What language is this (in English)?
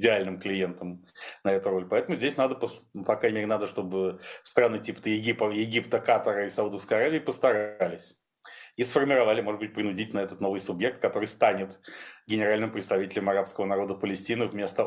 Russian